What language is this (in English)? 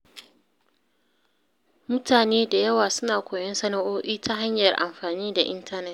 Hausa